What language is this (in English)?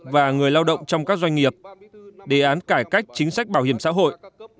Vietnamese